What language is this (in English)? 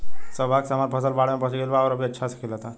Bhojpuri